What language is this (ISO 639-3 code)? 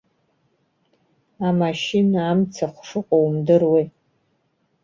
abk